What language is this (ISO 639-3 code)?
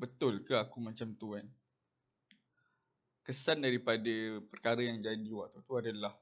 msa